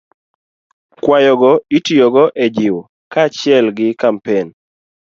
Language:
Luo (Kenya and Tanzania)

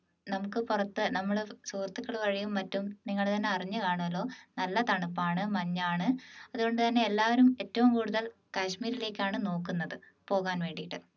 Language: Malayalam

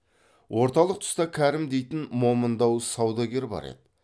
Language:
Kazakh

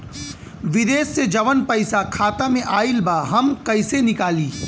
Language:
Bhojpuri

